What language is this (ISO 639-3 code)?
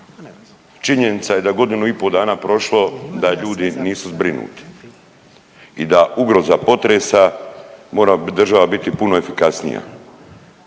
hrv